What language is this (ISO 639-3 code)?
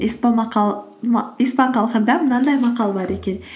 kaz